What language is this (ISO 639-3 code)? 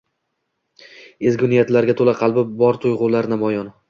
uzb